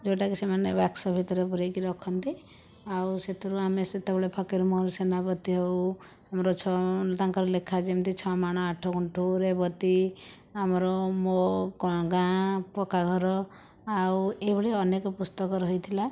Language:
Odia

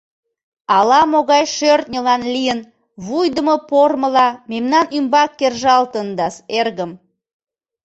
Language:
Mari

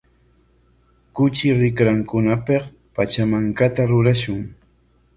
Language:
Corongo Ancash Quechua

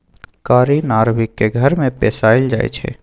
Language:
Magahi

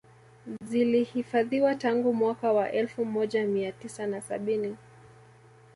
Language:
Swahili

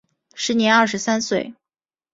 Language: Chinese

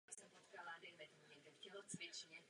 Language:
Czech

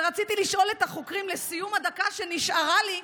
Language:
Hebrew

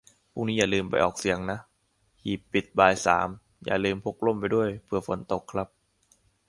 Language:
Thai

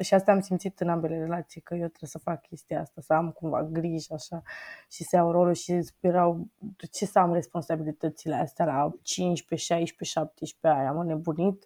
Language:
Romanian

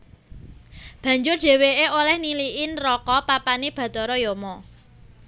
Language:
Javanese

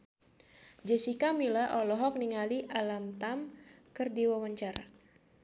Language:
Sundanese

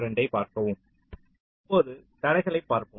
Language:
Tamil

